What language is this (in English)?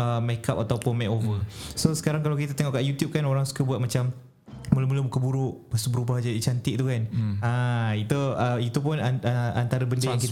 Malay